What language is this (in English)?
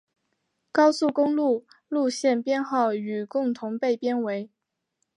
Chinese